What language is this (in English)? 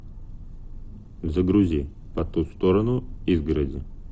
Russian